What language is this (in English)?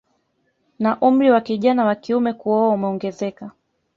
Swahili